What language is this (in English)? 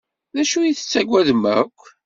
Kabyle